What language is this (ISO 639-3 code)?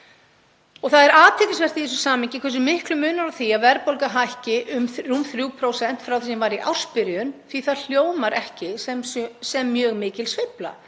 isl